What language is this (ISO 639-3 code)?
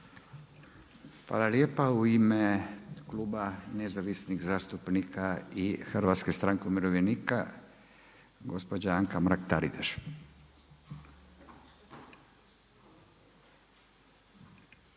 hrv